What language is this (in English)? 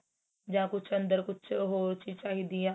Punjabi